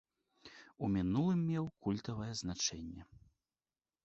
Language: Belarusian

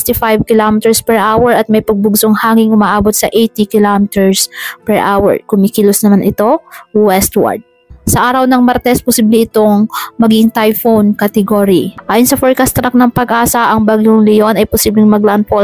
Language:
Filipino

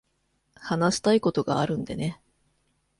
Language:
Japanese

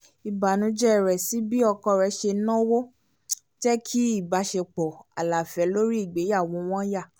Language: Yoruba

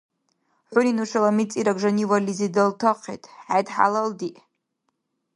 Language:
Dargwa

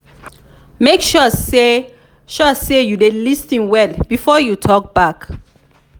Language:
Nigerian Pidgin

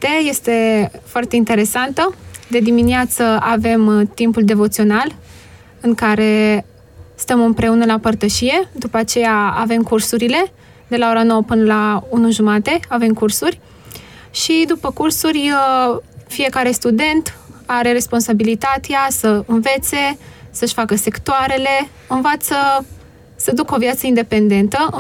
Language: Romanian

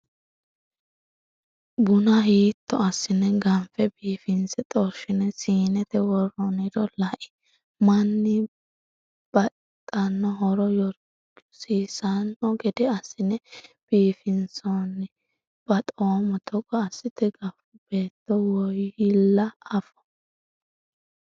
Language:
Sidamo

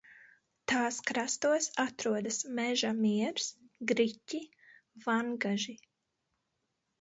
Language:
Latvian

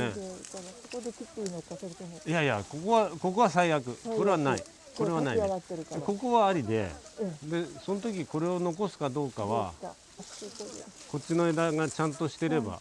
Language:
Japanese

